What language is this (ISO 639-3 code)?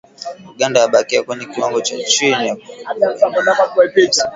swa